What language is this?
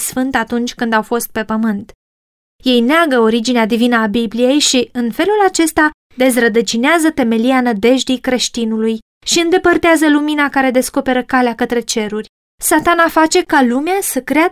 Romanian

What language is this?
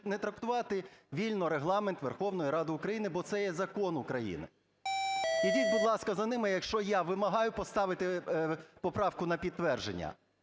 Ukrainian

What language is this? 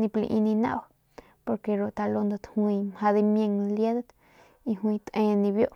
Northern Pame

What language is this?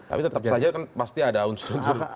Indonesian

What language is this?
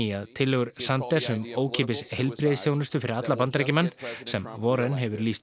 Icelandic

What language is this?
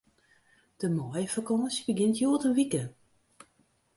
Western Frisian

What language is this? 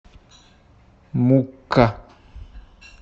Russian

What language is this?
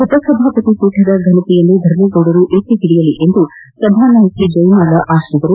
Kannada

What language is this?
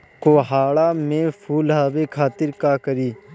Bhojpuri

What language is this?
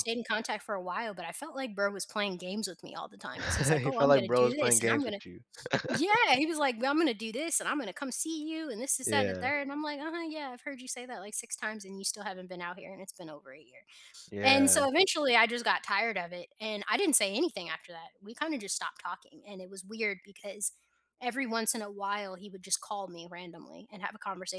English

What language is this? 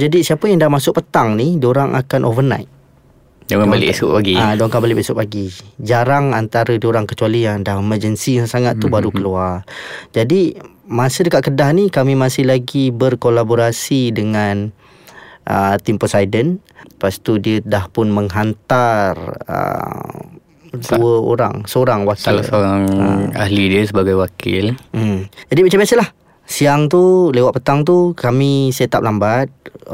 Malay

